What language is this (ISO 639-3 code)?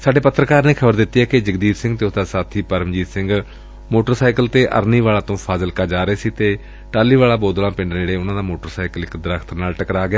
pan